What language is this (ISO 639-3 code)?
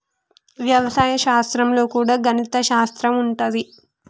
tel